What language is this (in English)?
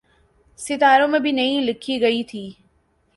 Urdu